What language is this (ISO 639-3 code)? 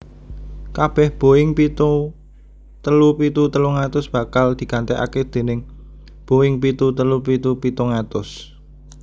jav